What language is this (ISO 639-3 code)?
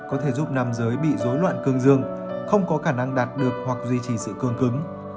vie